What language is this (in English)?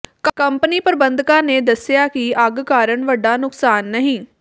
Punjabi